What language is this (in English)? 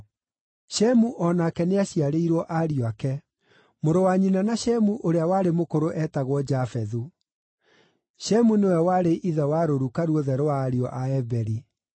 Kikuyu